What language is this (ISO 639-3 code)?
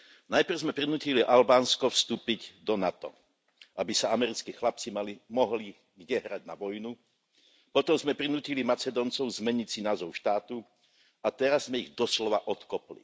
slk